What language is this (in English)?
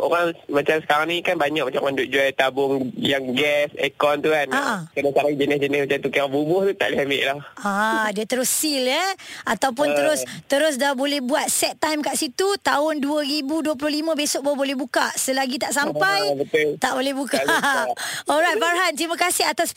Malay